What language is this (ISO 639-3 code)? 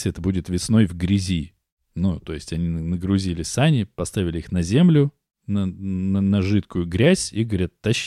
rus